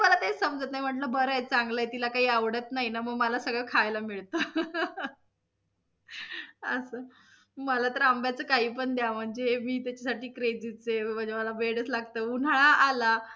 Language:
Marathi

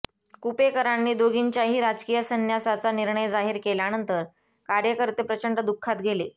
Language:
Marathi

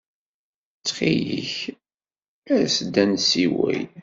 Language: Kabyle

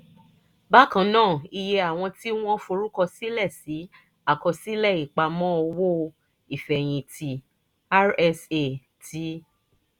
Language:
Yoruba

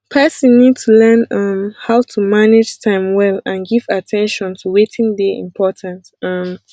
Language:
Nigerian Pidgin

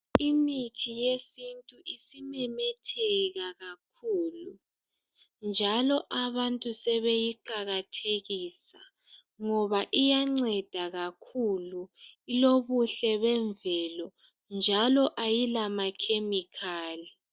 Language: North Ndebele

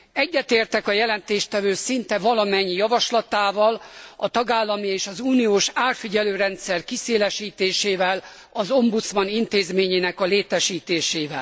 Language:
Hungarian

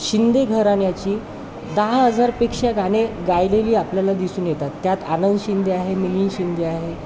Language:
Marathi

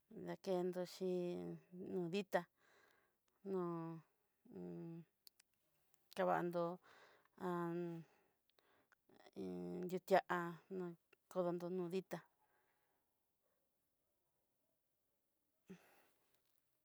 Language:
Southeastern Nochixtlán Mixtec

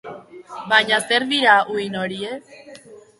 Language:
Basque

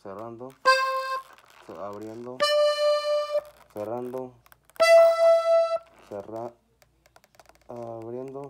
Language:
Spanish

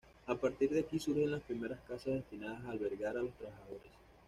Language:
Spanish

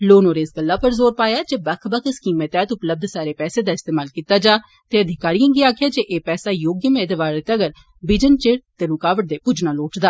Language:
Dogri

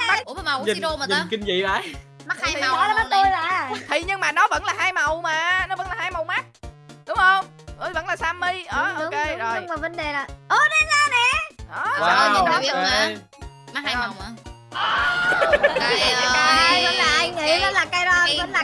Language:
Vietnamese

